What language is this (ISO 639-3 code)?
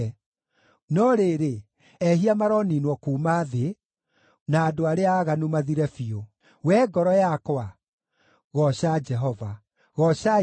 kik